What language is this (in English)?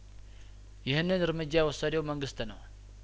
Amharic